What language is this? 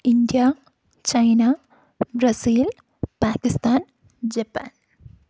Malayalam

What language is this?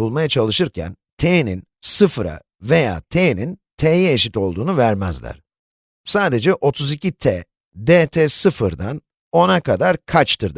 Turkish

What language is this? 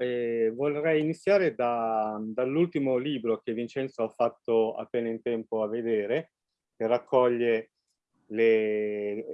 Italian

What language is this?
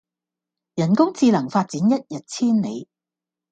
Cantonese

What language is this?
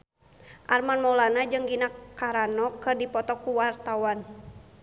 Sundanese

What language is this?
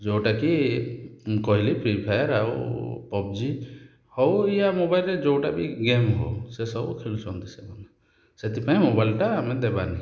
Odia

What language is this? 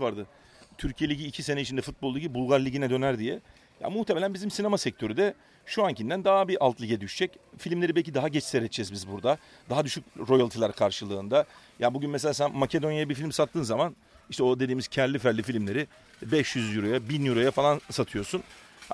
Turkish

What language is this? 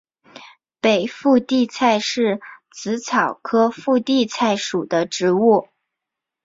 Chinese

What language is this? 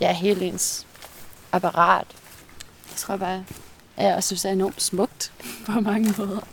Danish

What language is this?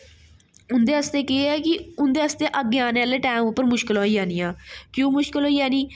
Dogri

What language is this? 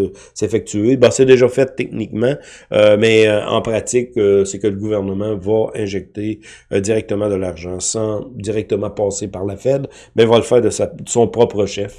French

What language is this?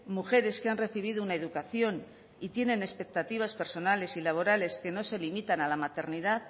Spanish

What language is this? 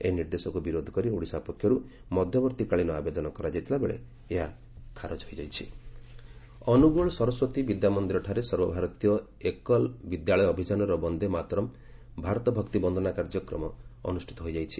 Odia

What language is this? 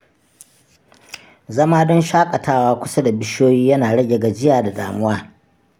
Hausa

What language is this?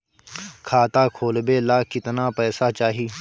Bhojpuri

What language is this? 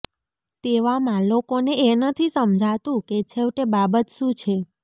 Gujarati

